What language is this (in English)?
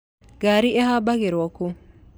Kikuyu